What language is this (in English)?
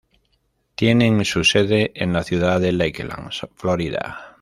Spanish